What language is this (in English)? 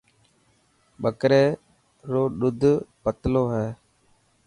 Dhatki